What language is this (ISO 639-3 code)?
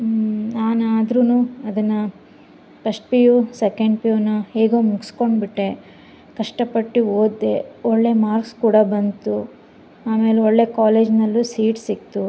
kan